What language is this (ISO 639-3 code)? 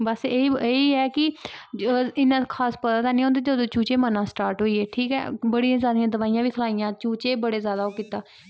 doi